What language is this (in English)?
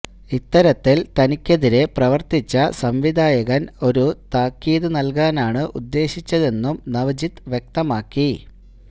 Malayalam